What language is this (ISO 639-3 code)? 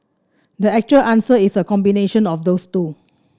eng